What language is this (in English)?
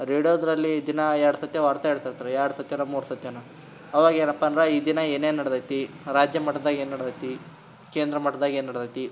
Kannada